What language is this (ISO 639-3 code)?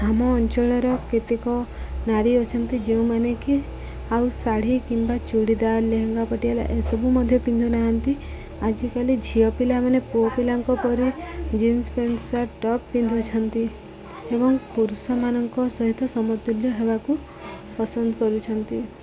ori